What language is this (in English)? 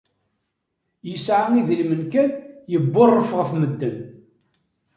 Kabyle